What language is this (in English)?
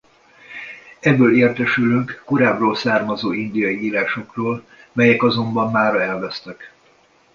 Hungarian